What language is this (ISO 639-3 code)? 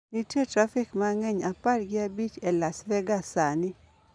luo